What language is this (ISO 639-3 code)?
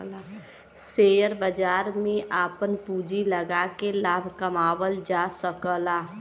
bho